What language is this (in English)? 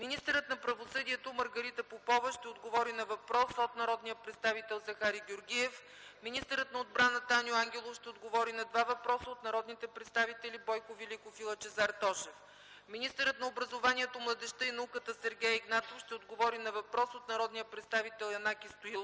Bulgarian